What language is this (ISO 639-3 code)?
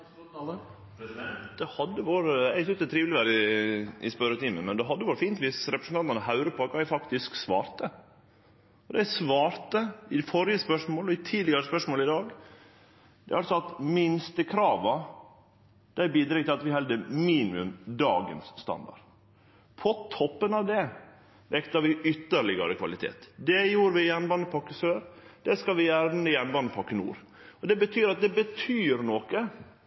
nno